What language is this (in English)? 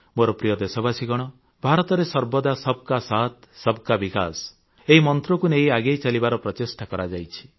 Odia